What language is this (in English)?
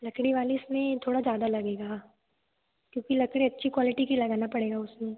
Hindi